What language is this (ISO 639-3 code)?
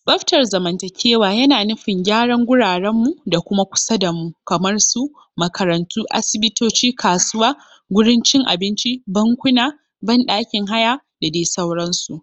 hau